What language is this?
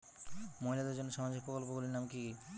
Bangla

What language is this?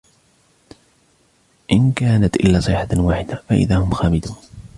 Arabic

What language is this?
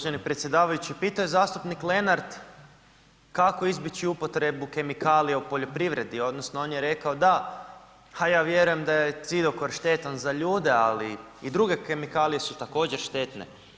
Croatian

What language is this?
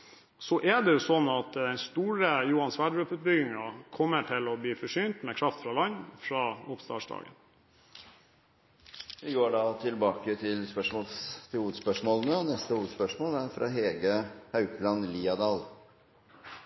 Norwegian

